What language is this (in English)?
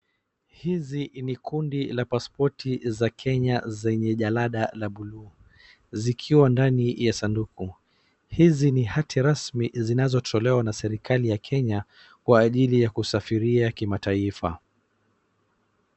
Swahili